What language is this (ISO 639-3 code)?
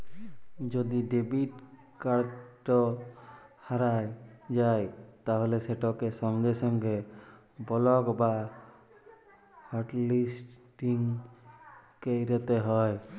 ben